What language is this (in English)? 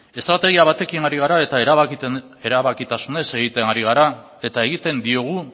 Basque